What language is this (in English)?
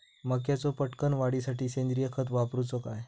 Marathi